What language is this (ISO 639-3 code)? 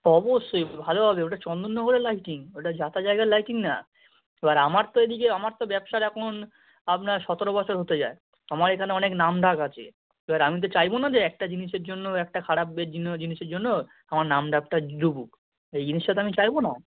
ben